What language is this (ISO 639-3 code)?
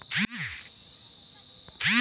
mai